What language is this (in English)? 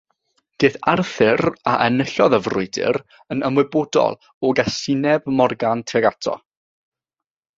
Welsh